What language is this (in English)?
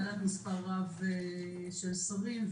Hebrew